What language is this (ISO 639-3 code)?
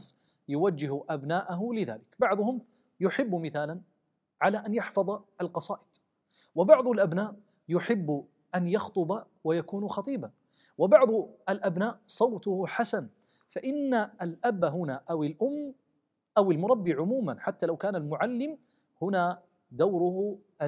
ara